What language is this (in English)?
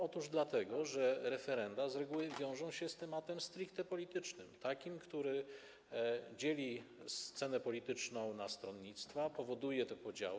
Polish